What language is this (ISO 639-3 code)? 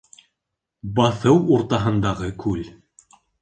bak